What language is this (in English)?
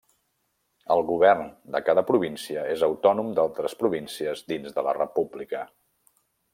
Catalan